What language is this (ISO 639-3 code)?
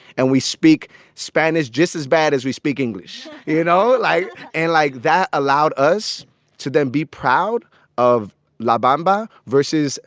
eng